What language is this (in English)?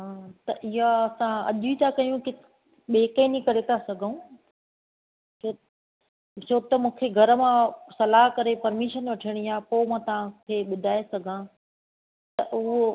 Sindhi